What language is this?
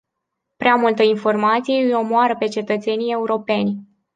Romanian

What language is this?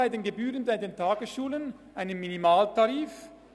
Swiss German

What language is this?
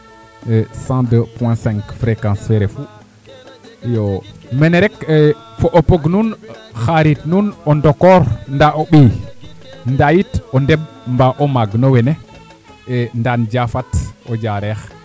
Serer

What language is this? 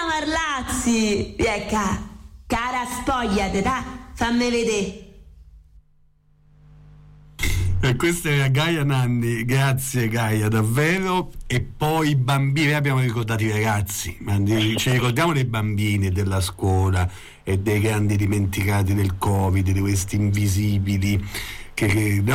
Italian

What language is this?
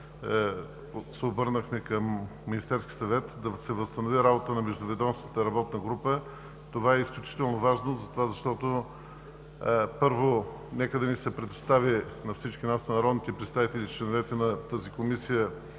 Bulgarian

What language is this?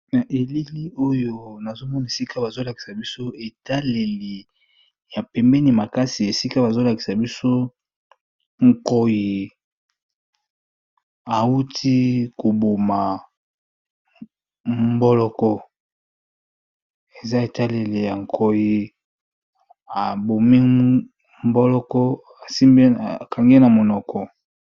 Lingala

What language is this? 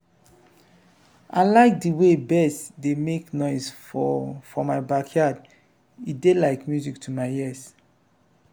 Nigerian Pidgin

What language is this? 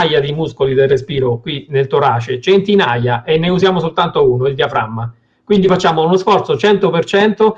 Italian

